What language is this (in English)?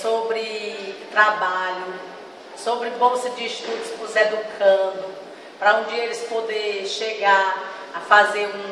Portuguese